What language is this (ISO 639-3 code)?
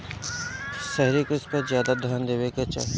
bho